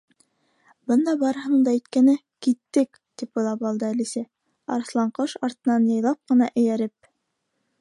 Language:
Bashkir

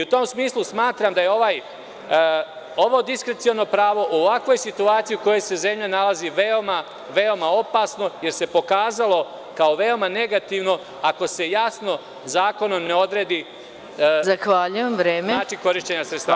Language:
Serbian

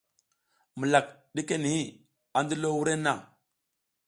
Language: South Giziga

